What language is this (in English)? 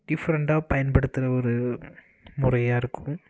Tamil